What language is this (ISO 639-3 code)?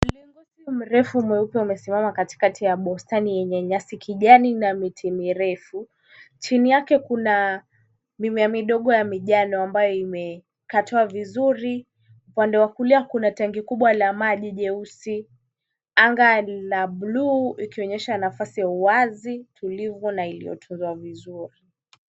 swa